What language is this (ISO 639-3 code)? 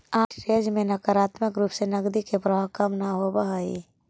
mag